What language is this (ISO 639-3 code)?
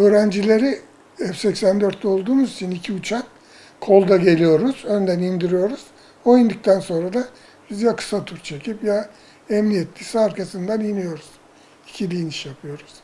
tur